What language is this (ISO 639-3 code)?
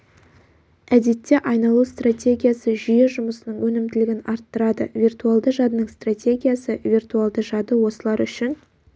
kaz